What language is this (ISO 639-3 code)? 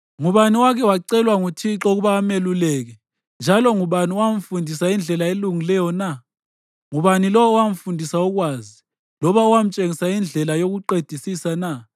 nde